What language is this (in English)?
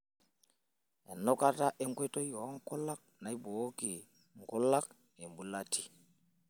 Masai